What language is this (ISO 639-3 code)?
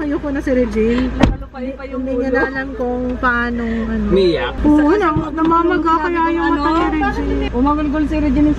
fil